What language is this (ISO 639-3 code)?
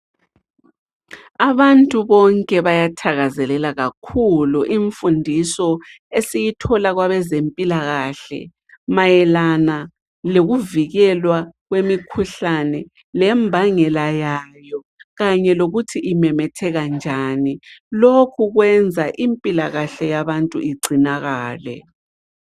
nde